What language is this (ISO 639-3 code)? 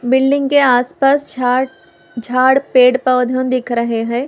hin